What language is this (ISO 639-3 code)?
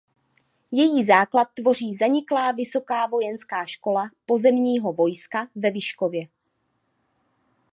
ces